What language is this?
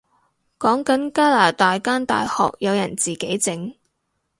Cantonese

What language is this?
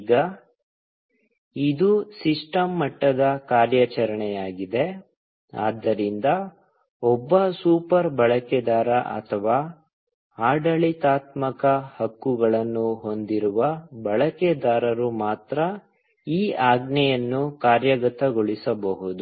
Kannada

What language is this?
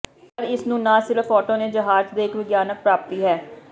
Punjabi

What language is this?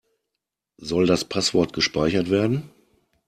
German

